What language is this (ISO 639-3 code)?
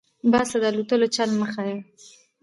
pus